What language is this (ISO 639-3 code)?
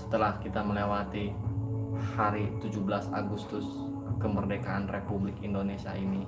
ind